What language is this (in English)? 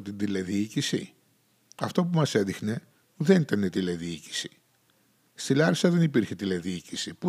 Greek